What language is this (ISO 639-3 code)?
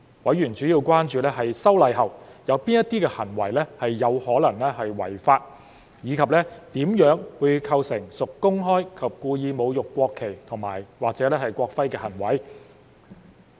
yue